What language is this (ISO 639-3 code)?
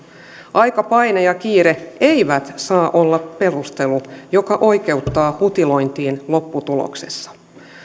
fin